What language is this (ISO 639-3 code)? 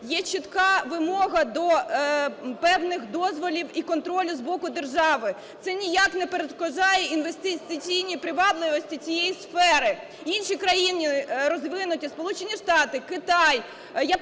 ukr